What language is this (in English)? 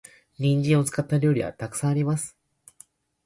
Japanese